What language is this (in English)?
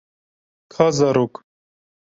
Kurdish